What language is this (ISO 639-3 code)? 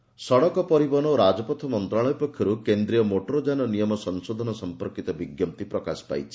ori